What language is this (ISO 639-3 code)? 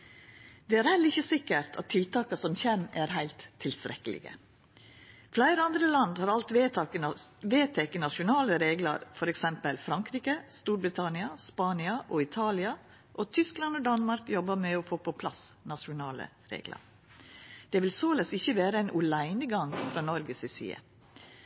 nno